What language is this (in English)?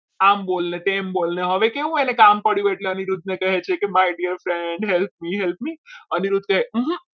Gujarati